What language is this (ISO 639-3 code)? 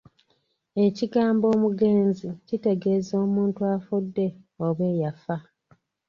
lug